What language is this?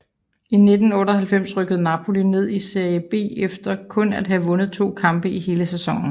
Danish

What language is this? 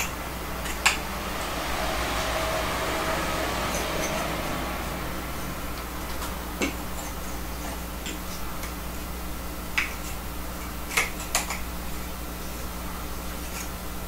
Korean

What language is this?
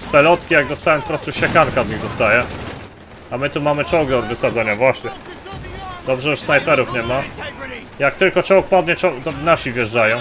Polish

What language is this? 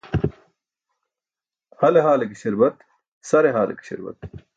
Burushaski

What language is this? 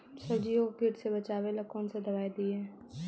Magahi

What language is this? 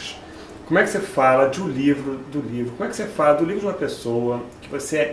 Portuguese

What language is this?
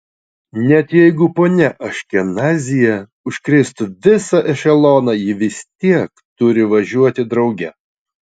Lithuanian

